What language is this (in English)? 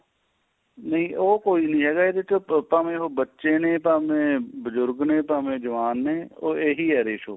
Punjabi